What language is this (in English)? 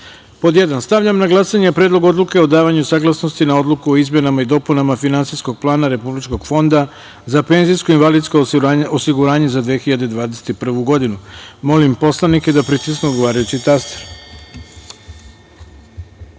Serbian